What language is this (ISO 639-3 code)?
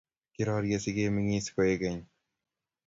kln